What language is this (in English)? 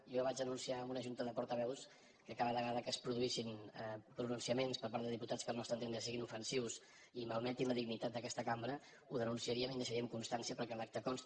Catalan